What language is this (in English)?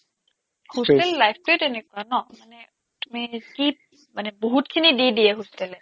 Assamese